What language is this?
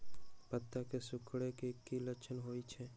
Magahi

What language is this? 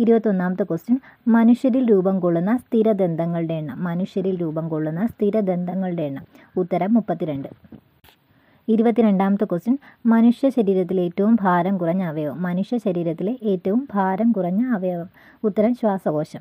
Romanian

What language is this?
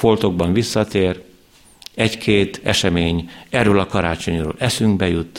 Hungarian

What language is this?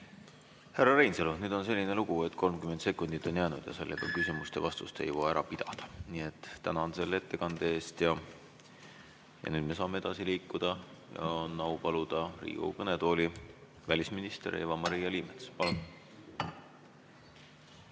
Estonian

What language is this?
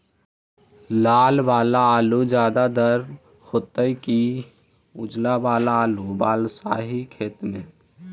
Magahi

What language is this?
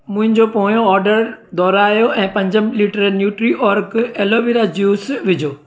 Sindhi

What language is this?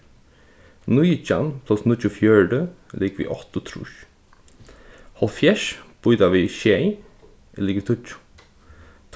Faroese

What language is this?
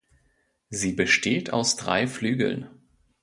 German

